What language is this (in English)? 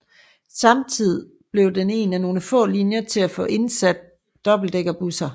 Danish